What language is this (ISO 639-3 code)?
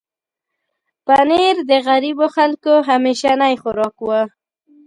pus